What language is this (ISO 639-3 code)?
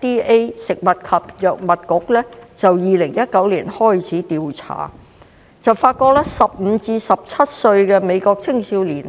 yue